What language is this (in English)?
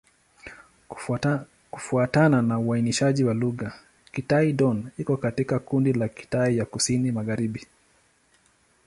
Swahili